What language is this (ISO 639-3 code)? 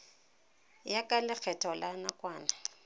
tsn